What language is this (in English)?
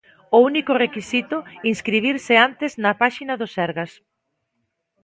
Galician